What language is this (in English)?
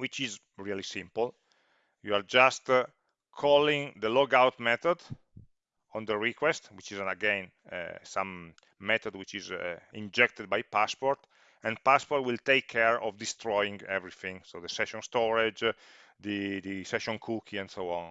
English